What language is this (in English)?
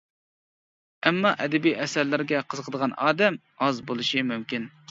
Uyghur